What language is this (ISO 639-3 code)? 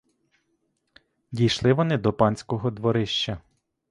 ukr